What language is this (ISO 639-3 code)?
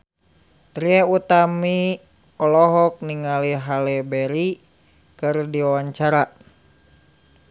sun